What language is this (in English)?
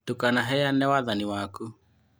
Kikuyu